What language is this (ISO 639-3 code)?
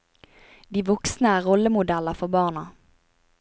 nor